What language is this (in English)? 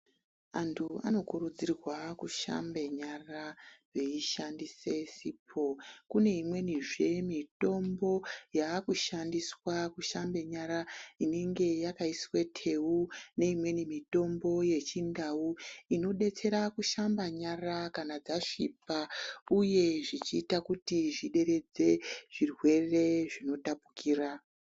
Ndau